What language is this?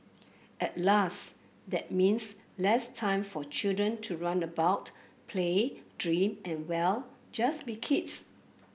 English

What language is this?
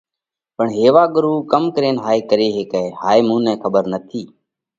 Parkari Koli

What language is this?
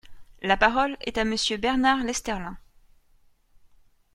French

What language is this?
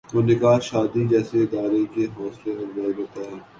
Urdu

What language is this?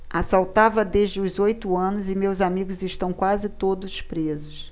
Portuguese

